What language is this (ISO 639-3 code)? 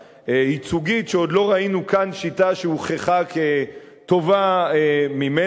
heb